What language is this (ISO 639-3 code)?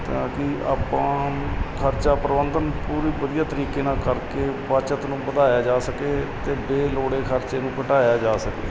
pan